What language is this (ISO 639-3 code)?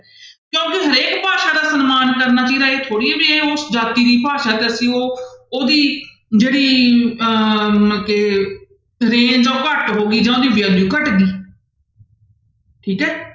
pan